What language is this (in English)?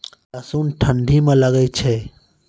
Maithili